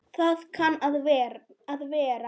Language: Icelandic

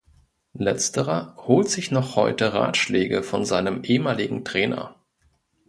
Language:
German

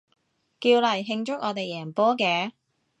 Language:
Cantonese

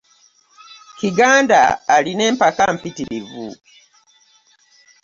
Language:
Ganda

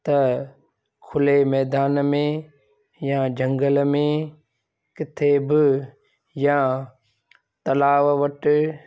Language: Sindhi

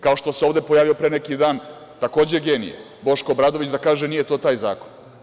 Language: Serbian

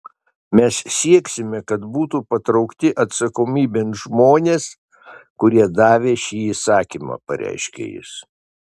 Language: Lithuanian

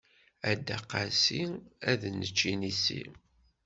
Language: Kabyle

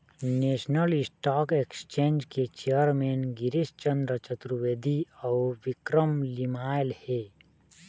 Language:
Chhattisgarhi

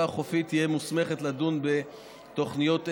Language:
Hebrew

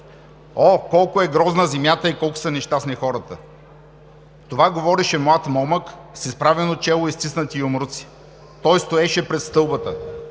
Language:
Bulgarian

